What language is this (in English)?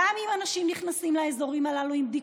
Hebrew